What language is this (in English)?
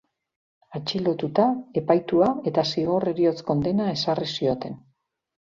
Basque